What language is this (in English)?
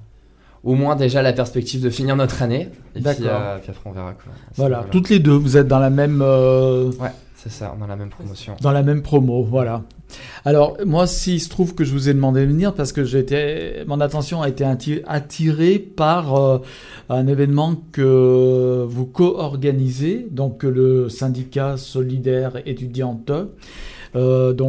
French